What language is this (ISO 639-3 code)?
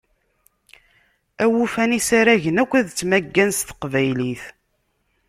kab